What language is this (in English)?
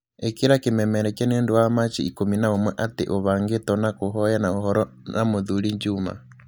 Kikuyu